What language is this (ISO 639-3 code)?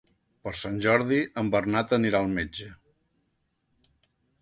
cat